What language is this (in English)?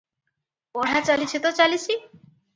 Odia